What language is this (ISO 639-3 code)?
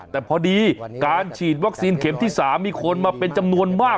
tha